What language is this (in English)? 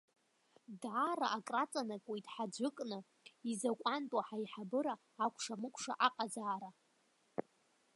Abkhazian